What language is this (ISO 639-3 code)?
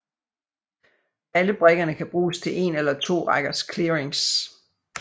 dan